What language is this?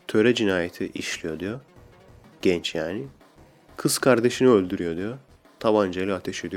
Turkish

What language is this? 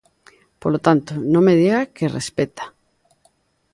Galician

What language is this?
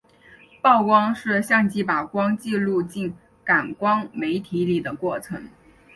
Chinese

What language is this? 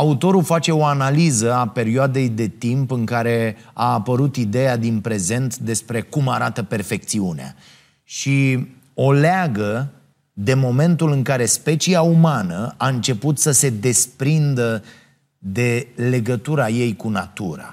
Romanian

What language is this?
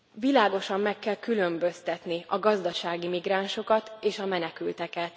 Hungarian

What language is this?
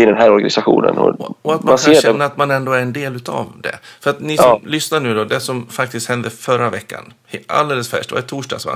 Swedish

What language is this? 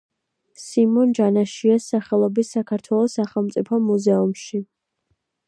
Georgian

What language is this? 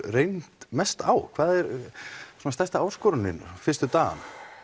Icelandic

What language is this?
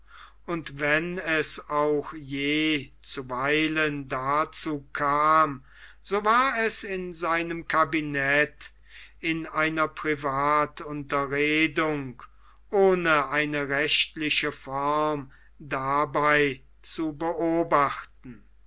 German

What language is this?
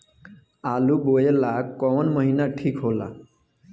Bhojpuri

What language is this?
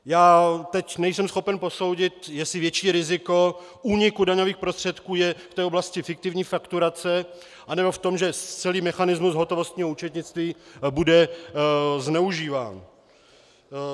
Czech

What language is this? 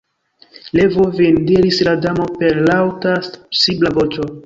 Esperanto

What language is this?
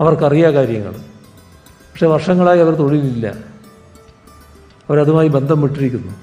Malayalam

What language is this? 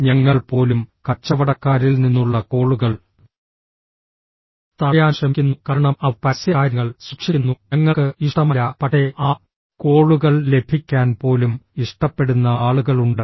Malayalam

